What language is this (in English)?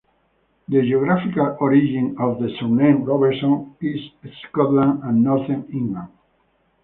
English